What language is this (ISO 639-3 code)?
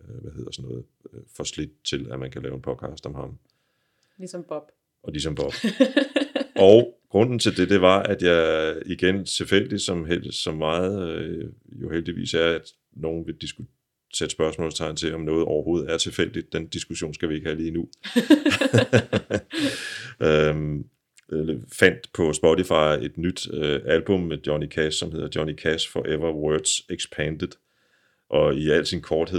dan